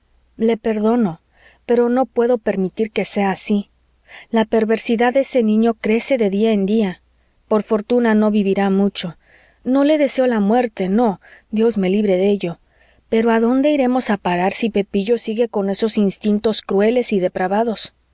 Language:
Spanish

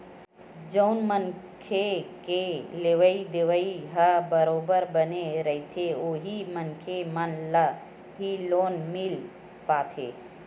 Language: Chhattisgarhi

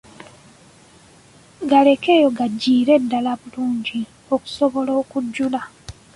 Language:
Ganda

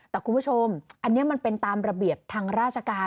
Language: Thai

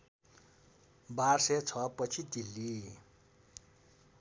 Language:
Nepali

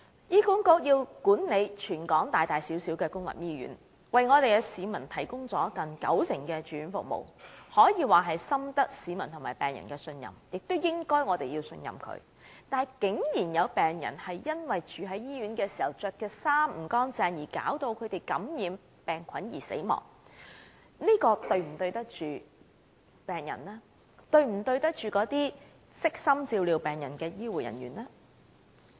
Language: Cantonese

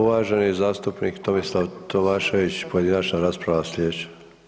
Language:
Croatian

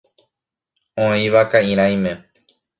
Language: Guarani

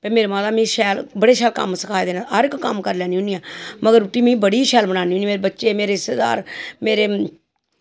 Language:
Dogri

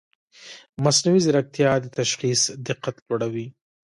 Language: Pashto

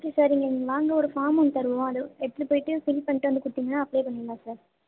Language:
Tamil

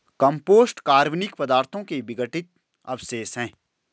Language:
Hindi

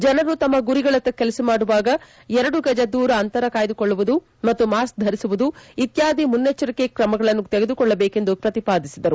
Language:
Kannada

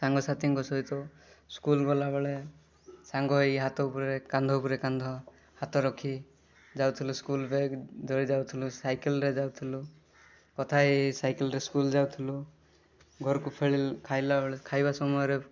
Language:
Odia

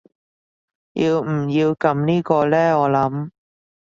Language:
Cantonese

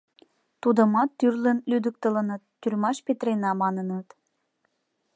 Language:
Mari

